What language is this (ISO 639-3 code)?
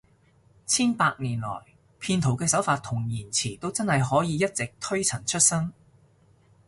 yue